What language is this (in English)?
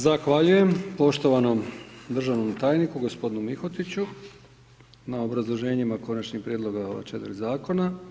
Croatian